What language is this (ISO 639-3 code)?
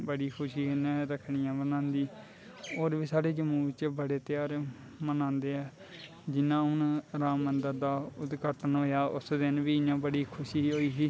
doi